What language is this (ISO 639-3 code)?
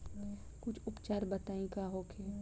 bho